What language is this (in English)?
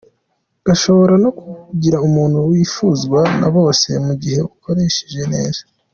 Kinyarwanda